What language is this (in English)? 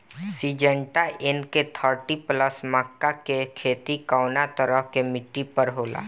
Bhojpuri